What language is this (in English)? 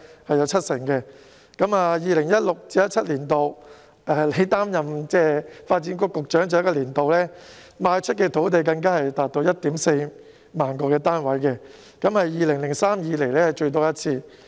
Cantonese